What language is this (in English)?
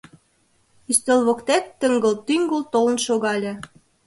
Mari